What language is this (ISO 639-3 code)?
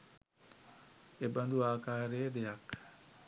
sin